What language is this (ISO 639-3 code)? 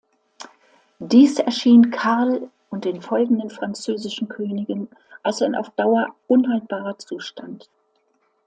deu